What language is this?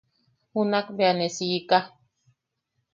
Yaqui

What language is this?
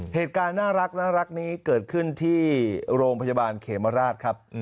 Thai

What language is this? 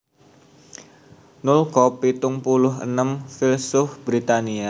Javanese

